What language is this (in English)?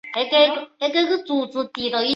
Chinese